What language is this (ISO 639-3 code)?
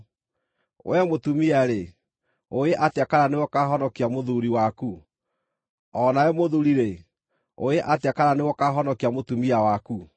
kik